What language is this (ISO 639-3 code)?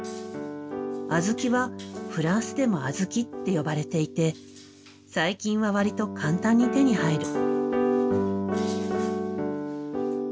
jpn